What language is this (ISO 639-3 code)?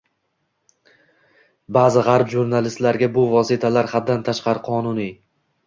uzb